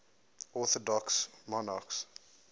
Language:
English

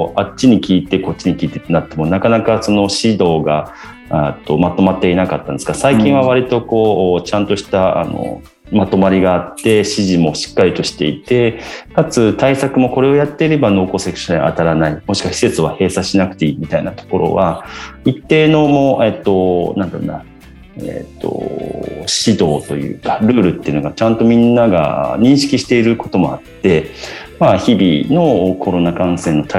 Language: Japanese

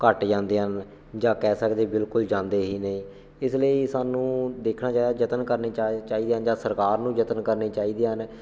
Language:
Punjabi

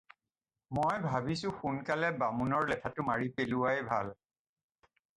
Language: Assamese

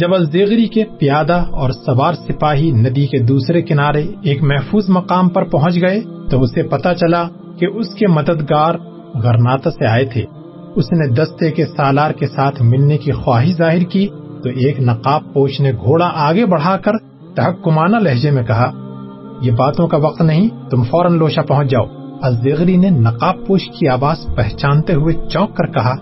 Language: Urdu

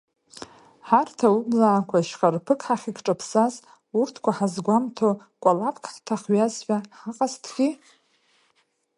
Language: Abkhazian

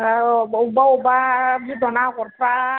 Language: Bodo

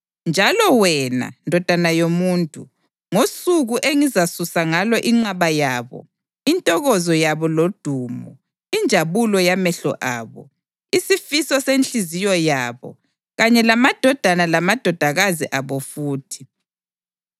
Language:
North Ndebele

